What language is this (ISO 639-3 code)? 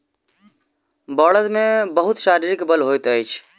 mai